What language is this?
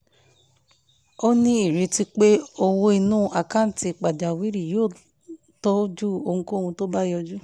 Yoruba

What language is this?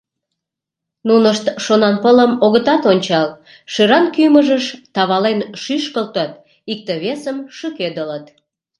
Mari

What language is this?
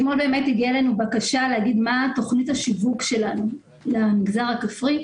Hebrew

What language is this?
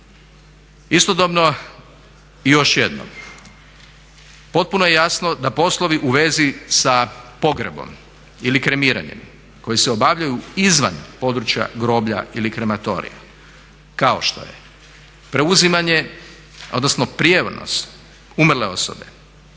Croatian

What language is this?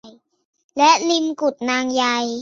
Thai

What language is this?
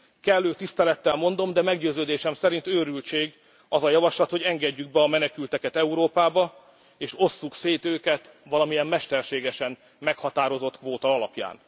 Hungarian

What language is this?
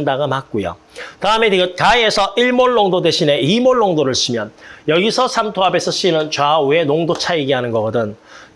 Korean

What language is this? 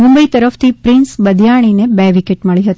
Gujarati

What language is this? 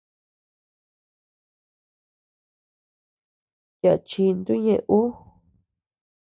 Tepeuxila Cuicatec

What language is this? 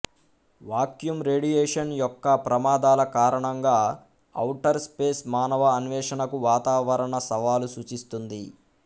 Telugu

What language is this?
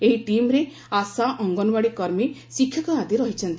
Odia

